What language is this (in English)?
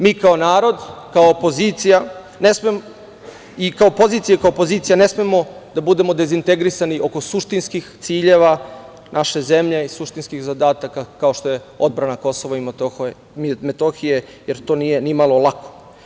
Serbian